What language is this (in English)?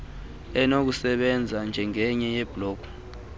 Xhosa